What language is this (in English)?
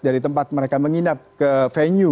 Indonesian